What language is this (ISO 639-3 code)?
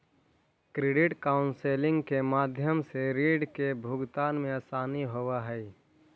mag